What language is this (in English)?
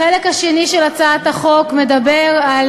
Hebrew